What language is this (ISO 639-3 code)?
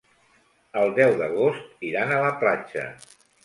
cat